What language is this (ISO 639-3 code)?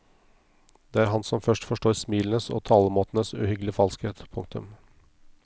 nor